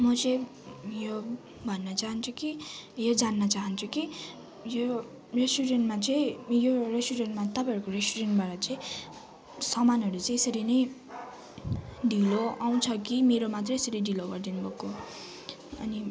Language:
Nepali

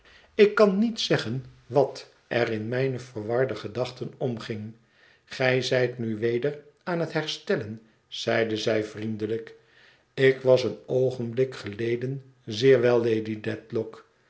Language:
Dutch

